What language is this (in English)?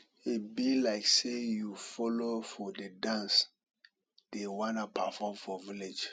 Nigerian Pidgin